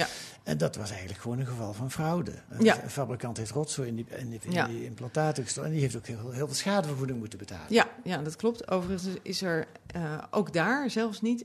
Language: Dutch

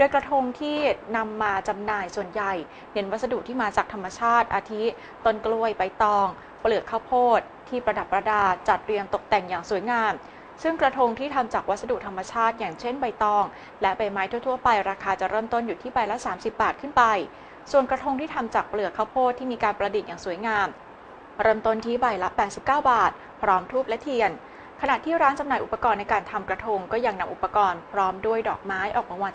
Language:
Thai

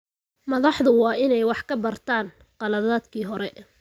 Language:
Somali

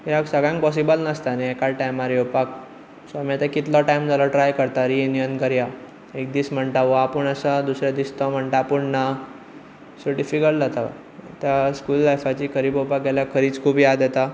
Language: Konkani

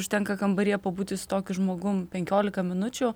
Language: Lithuanian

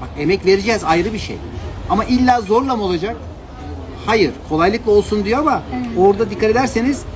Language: Turkish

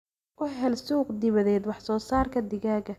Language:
Somali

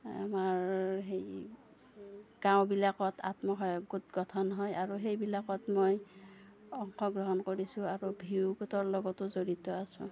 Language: Assamese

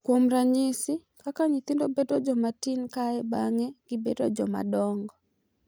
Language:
Luo (Kenya and Tanzania)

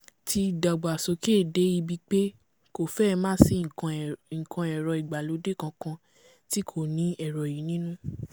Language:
Yoruba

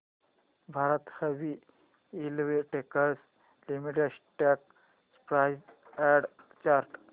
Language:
Marathi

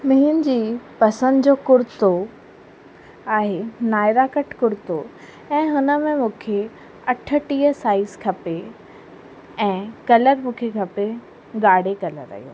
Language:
Sindhi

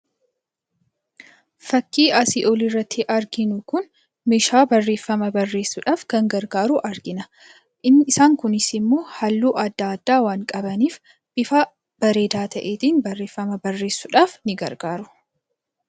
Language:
Oromo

